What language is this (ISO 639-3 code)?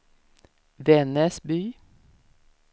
swe